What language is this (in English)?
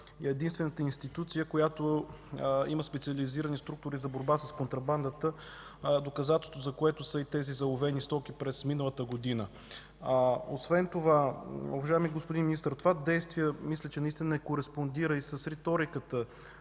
Bulgarian